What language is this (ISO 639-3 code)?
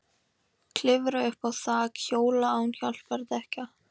isl